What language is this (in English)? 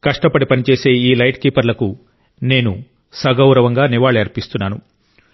Telugu